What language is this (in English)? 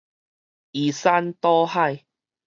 Min Nan Chinese